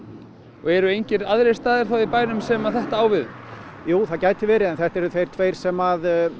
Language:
Icelandic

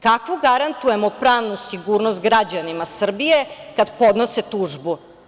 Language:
Serbian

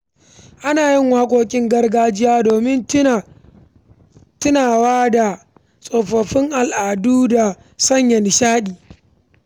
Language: Hausa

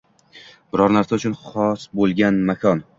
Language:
Uzbek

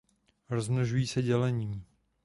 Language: Czech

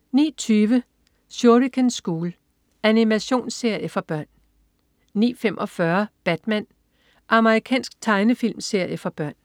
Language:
Danish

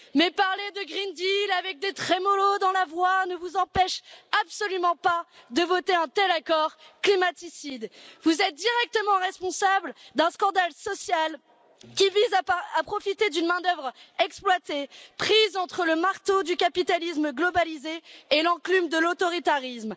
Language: French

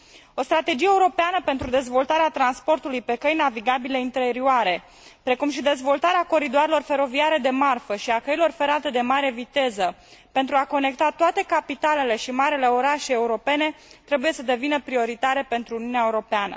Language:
Romanian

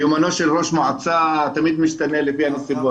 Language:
Hebrew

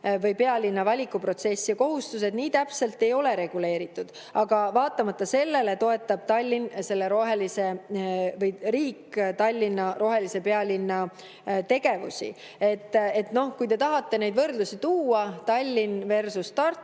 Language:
Estonian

